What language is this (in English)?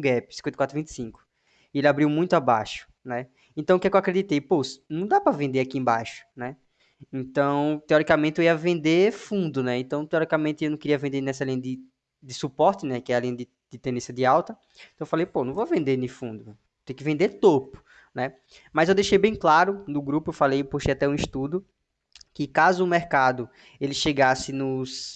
Portuguese